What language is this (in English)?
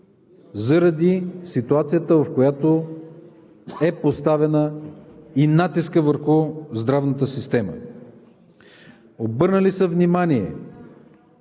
Bulgarian